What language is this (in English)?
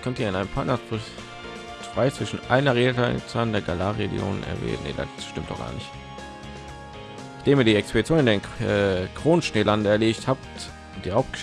German